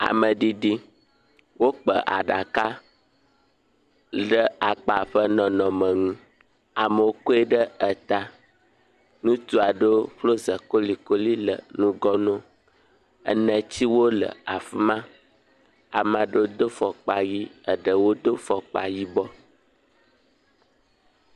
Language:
Ewe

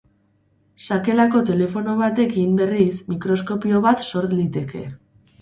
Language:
Basque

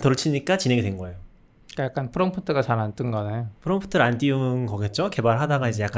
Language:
Korean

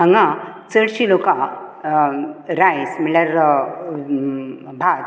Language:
Konkani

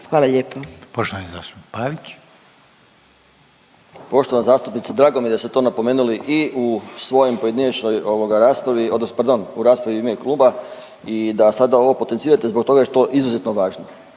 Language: Croatian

